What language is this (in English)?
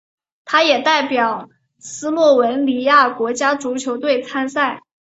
Chinese